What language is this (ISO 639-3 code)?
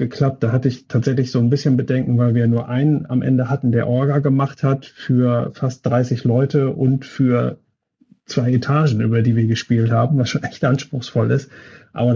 deu